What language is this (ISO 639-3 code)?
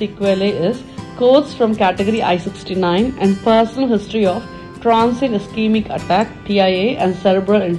eng